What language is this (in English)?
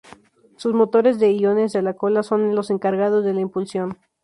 Spanish